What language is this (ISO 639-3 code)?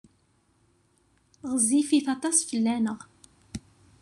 kab